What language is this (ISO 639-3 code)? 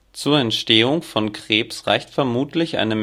deu